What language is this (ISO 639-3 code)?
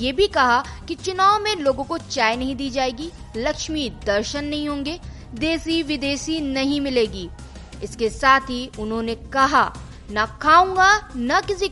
hin